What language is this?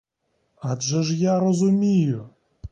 Ukrainian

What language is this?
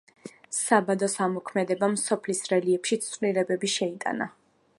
Georgian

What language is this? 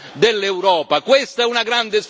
Italian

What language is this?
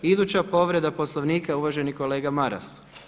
Croatian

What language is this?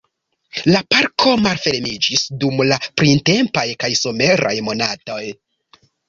Esperanto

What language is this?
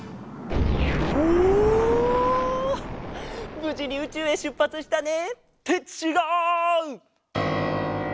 Japanese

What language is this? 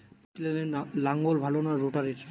Bangla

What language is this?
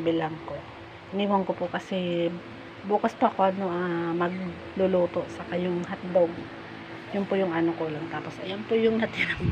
Filipino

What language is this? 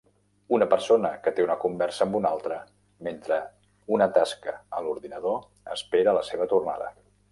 Catalan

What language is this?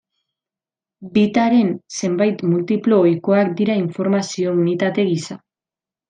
Basque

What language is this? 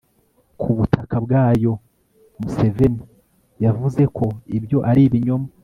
Kinyarwanda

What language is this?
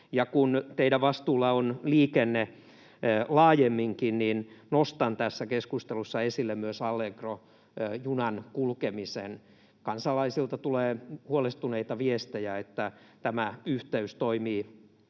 Finnish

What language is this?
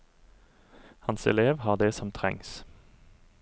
Norwegian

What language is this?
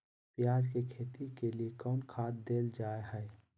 Magahi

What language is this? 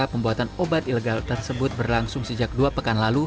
Indonesian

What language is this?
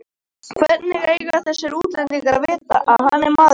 Icelandic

